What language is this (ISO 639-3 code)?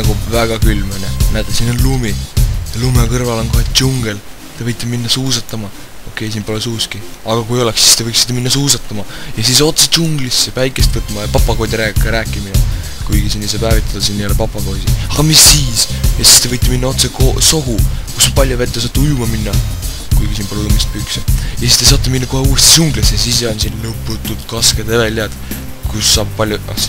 fin